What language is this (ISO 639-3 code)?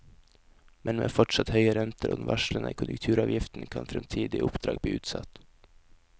nor